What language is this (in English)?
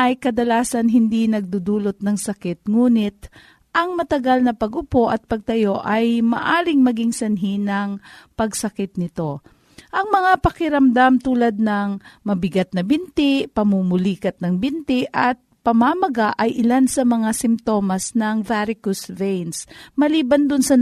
Filipino